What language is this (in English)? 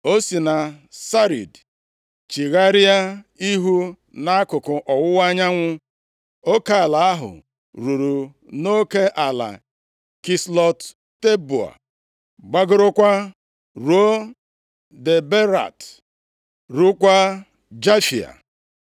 Igbo